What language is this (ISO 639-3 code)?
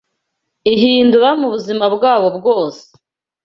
kin